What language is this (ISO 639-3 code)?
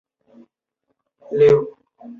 zho